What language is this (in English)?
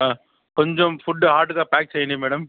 Telugu